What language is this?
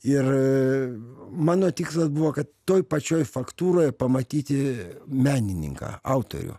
Lithuanian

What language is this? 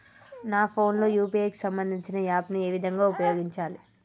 Telugu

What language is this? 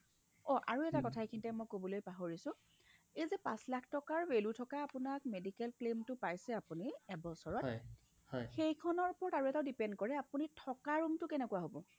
Assamese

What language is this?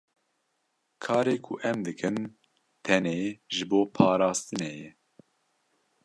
Kurdish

